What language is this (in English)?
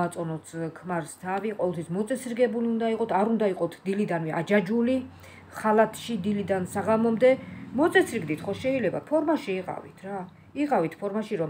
Romanian